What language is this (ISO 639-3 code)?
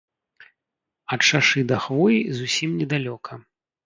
bel